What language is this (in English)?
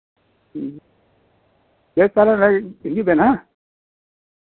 Santali